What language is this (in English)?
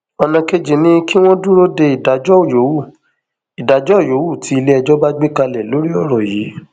Yoruba